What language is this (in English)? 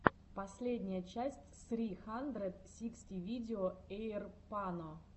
Russian